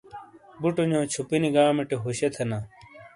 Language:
Shina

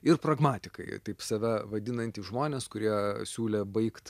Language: Lithuanian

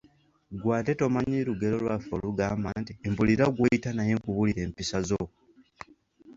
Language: Ganda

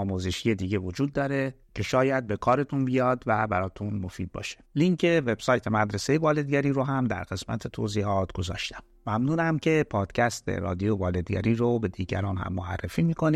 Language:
Persian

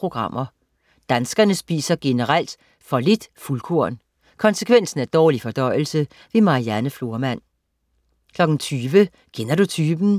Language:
Danish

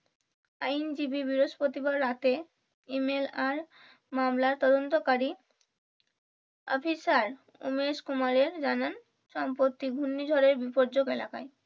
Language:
Bangla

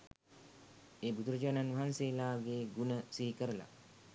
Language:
Sinhala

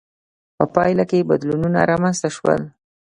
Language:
Pashto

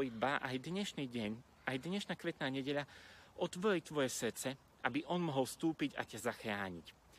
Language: Slovak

